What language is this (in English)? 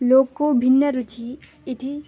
Sanskrit